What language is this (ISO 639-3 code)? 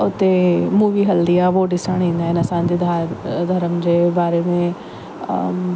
snd